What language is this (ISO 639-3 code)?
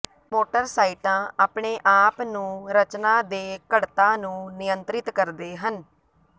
pan